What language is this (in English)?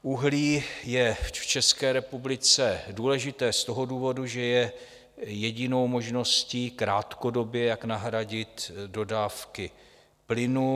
Czech